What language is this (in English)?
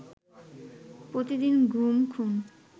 Bangla